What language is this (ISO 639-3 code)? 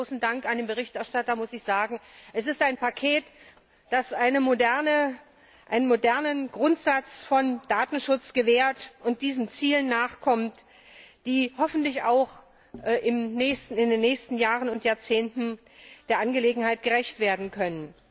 deu